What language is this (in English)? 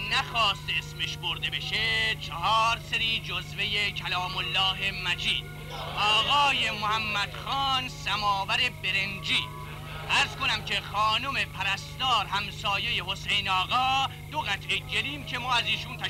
Persian